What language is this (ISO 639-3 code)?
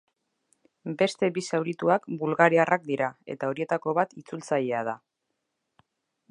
eus